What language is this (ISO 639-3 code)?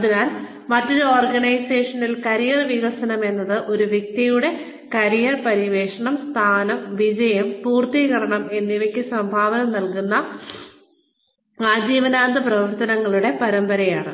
mal